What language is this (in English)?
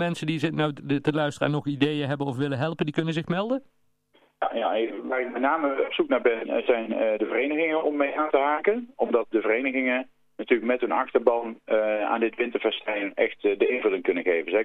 Dutch